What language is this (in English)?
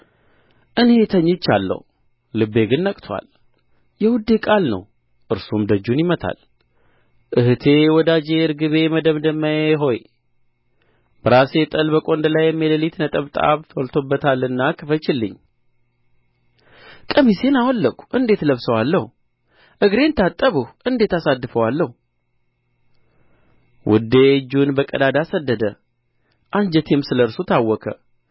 Amharic